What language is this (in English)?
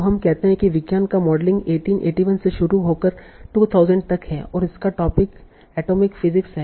Hindi